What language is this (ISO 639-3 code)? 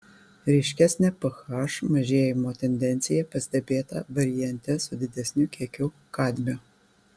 lit